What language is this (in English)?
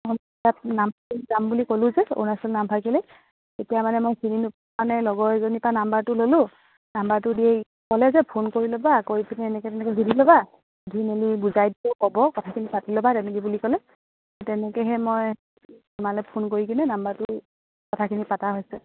Assamese